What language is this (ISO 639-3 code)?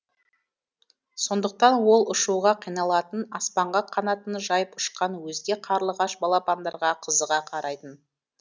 kaz